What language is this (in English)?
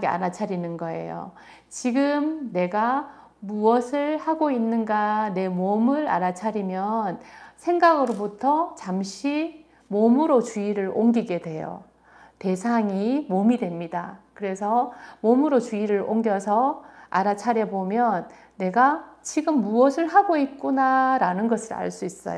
Korean